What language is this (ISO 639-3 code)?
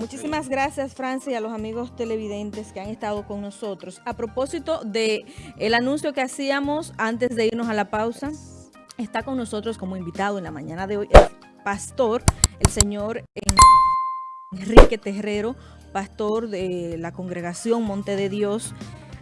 spa